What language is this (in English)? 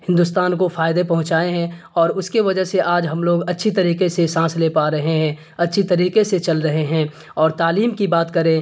Urdu